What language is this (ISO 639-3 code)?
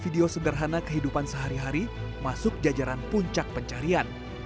ind